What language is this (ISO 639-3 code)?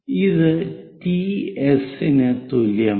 mal